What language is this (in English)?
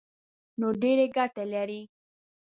Pashto